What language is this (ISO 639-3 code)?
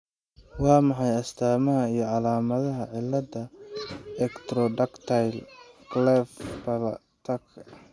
som